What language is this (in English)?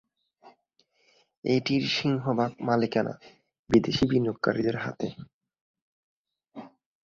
Bangla